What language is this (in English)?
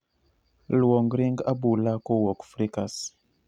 Luo (Kenya and Tanzania)